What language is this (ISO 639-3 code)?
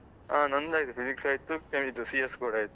kan